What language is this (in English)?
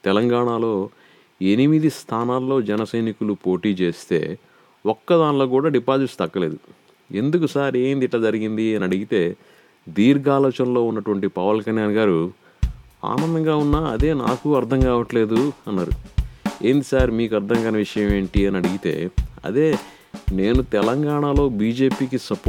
Telugu